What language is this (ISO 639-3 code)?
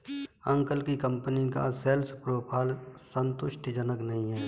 hin